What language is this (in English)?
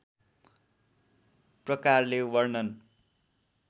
Nepali